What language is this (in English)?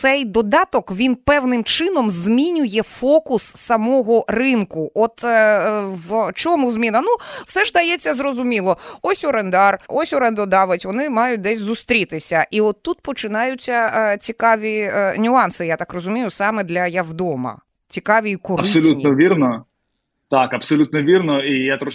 Ukrainian